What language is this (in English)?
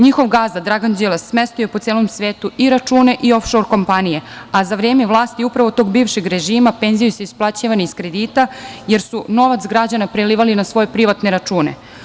Serbian